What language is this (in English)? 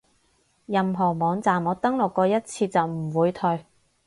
Cantonese